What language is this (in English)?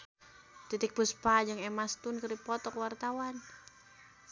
Sundanese